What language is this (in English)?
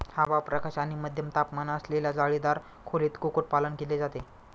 Marathi